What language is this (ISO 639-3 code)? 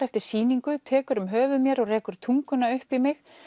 isl